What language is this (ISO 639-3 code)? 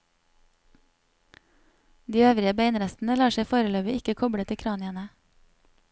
nor